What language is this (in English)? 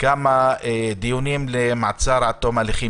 Hebrew